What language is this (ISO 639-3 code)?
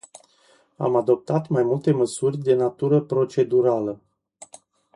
ron